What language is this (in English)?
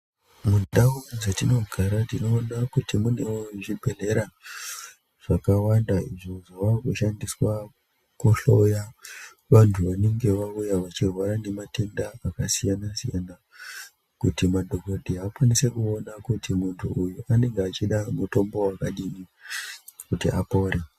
Ndau